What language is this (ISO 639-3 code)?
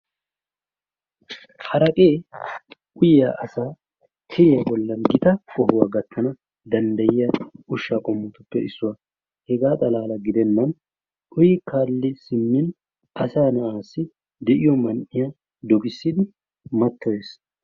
wal